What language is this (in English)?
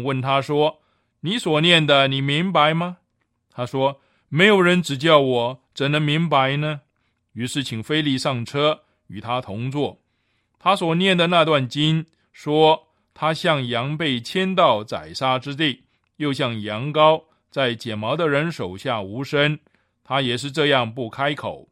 Chinese